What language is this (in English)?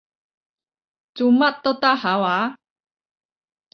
Cantonese